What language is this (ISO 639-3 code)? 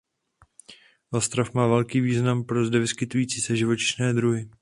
ces